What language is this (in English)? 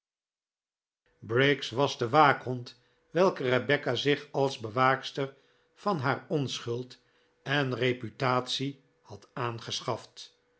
Dutch